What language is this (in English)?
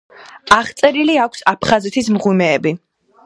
Georgian